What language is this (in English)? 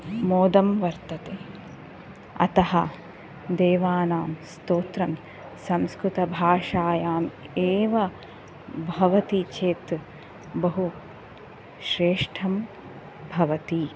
Sanskrit